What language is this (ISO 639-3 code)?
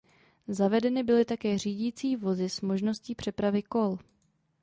ces